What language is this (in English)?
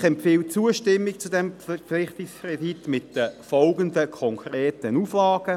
Swiss German